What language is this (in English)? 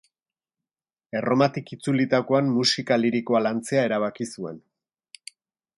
Basque